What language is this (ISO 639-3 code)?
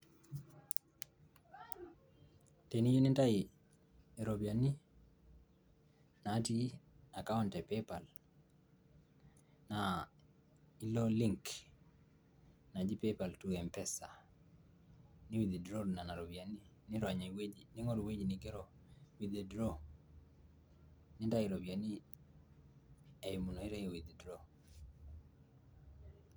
mas